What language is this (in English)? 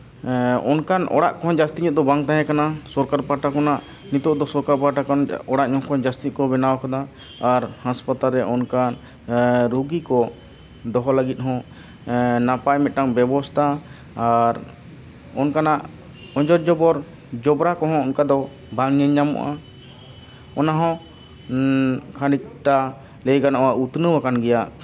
Santali